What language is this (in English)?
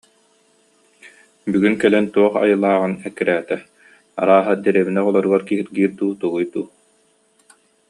Yakut